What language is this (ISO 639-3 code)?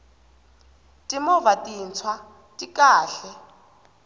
tso